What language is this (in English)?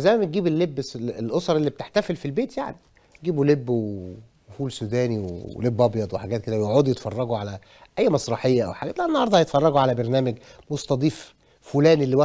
Arabic